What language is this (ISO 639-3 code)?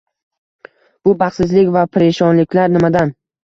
uzb